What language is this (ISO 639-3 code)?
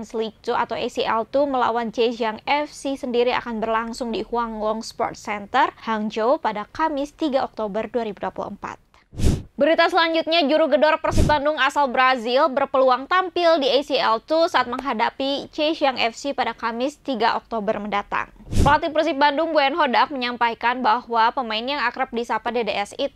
ind